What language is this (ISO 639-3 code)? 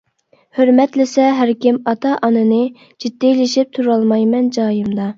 uig